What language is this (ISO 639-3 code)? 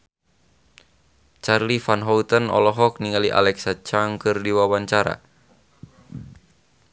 sun